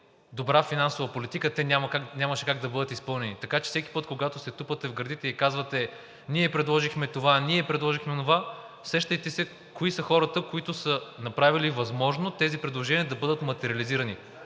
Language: Bulgarian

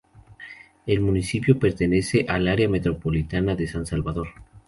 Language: Spanish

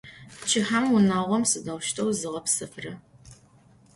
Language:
Adyghe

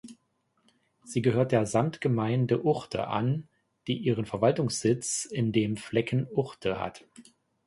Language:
German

